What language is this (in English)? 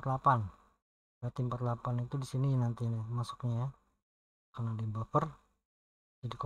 Indonesian